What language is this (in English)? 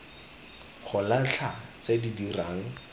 Tswana